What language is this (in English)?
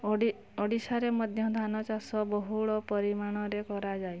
Odia